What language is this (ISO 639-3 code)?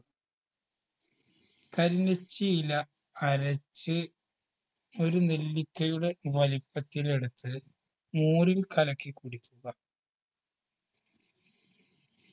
mal